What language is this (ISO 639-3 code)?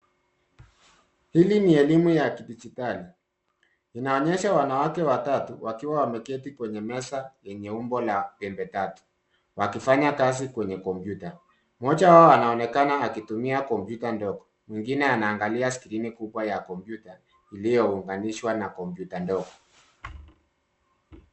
swa